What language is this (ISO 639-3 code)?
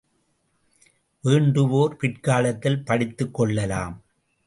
tam